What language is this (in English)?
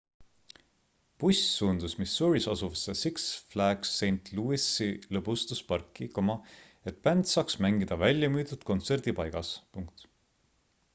Estonian